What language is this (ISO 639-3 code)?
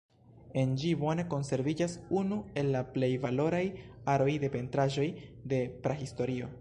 epo